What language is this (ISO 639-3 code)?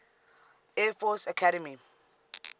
eng